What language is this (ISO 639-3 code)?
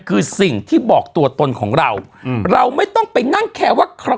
tha